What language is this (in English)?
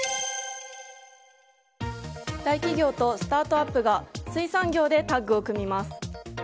Japanese